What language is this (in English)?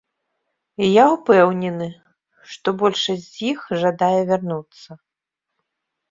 Belarusian